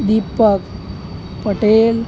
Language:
Gujarati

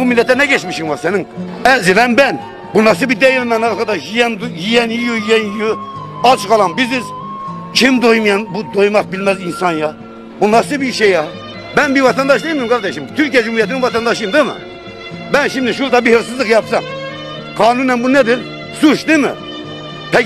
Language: Turkish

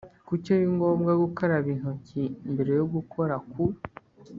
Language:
Kinyarwanda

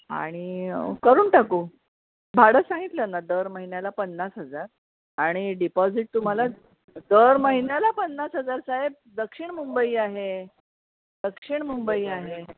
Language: Marathi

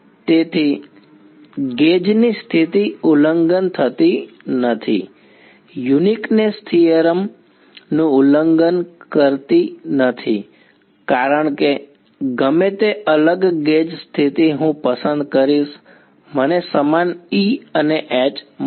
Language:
Gujarati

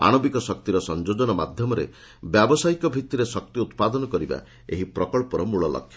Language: Odia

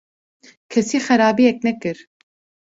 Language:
Kurdish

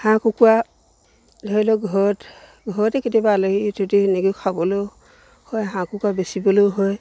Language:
Assamese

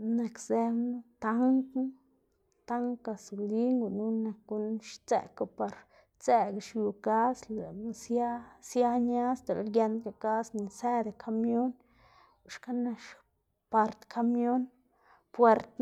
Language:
Xanaguía Zapotec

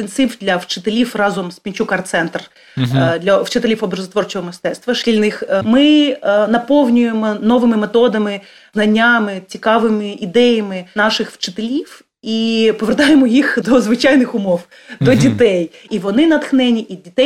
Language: Ukrainian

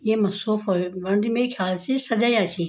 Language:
Garhwali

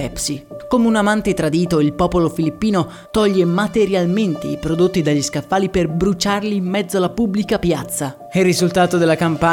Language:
Italian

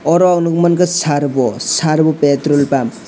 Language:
Kok Borok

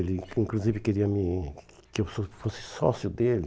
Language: Portuguese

